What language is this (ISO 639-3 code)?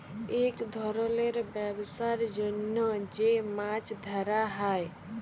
ben